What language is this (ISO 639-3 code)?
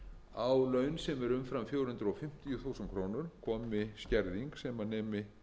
isl